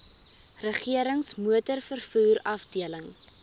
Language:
Afrikaans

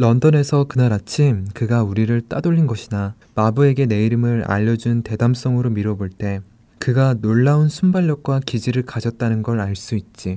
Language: Korean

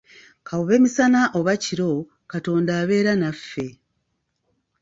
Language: Ganda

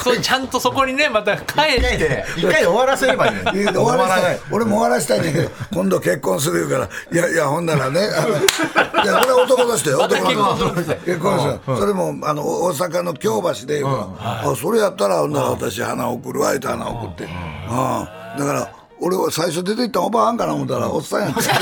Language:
Japanese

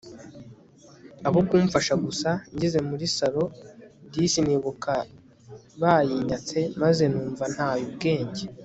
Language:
Kinyarwanda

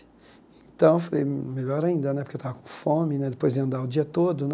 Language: Portuguese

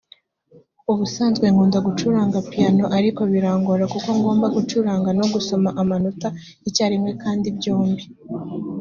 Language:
Kinyarwanda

